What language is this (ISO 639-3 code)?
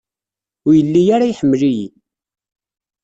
kab